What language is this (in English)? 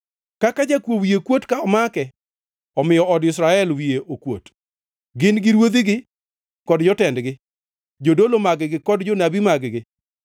Luo (Kenya and Tanzania)